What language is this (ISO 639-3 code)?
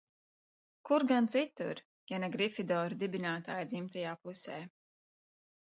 lav